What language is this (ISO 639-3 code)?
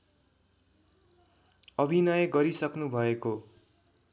nep